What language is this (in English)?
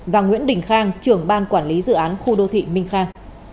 Vietnamese